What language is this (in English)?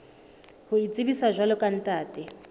Southern Sotho